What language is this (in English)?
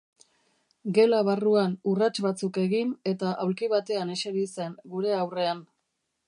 Basque